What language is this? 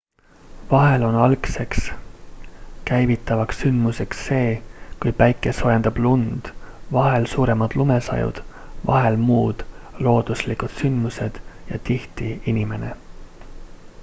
Estonian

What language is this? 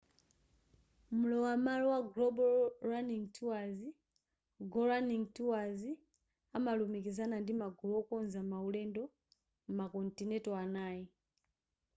Nyanja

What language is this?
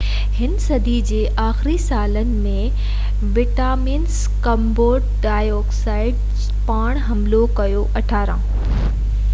Sindhi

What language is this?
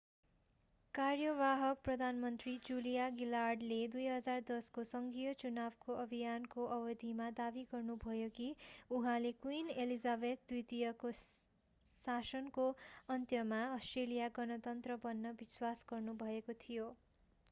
Nepali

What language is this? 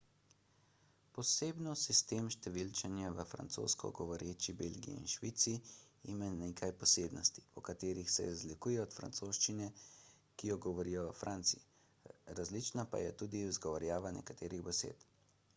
Slovenian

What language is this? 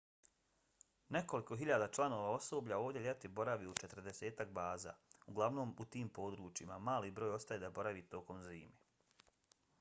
Bosnian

